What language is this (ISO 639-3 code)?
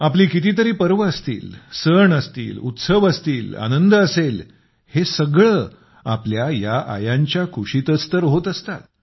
mar